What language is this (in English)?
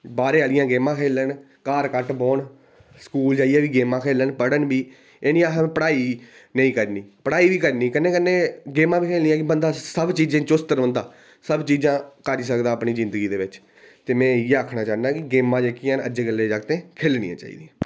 Dogri